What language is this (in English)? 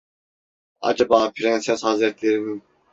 Turkish